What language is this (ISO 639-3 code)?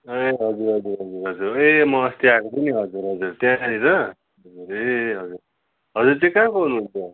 nep